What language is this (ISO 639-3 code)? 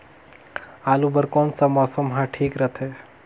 hne